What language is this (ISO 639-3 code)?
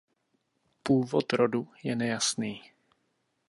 ces